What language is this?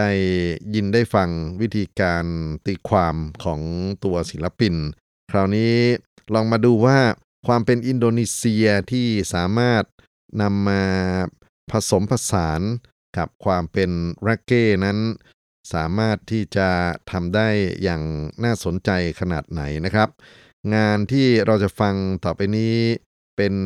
Thai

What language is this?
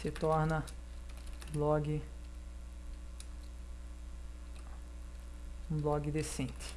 Portuguese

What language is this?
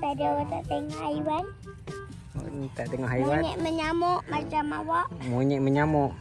Malay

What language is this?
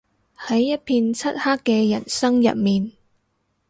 Cantonese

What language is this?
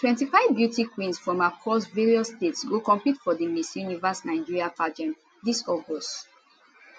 Nigerian Pidgin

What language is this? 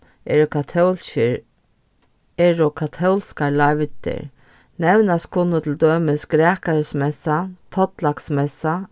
Faroese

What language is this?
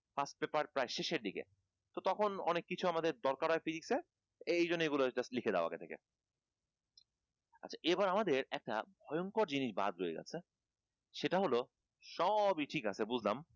Bangla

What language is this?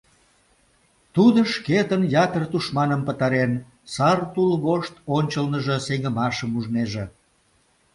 Mari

